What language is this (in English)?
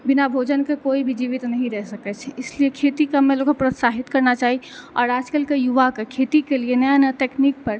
Maithili